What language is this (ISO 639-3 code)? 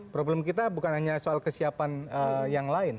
ind